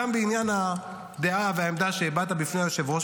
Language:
Hebrew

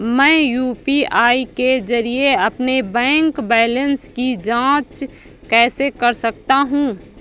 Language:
Hindi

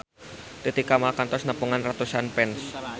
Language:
Sundanese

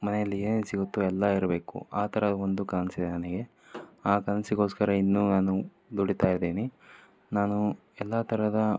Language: Kannada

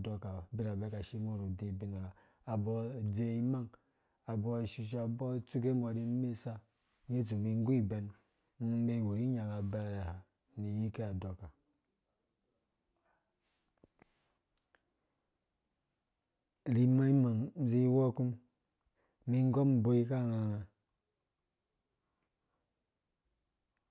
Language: Dũya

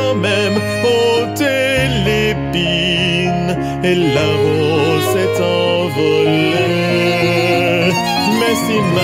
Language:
French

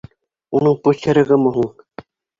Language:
Bashkir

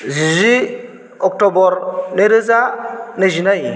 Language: Bodo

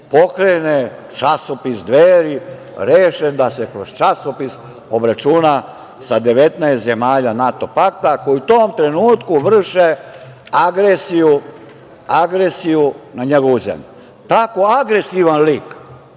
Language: Serbian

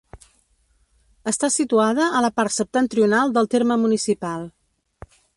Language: Catalan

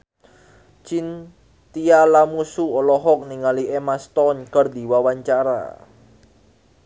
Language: Sundanese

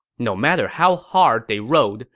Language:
English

